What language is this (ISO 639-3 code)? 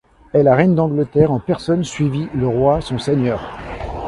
fra